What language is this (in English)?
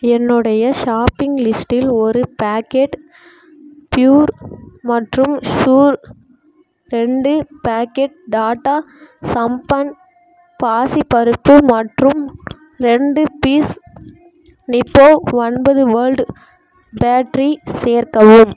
Tamil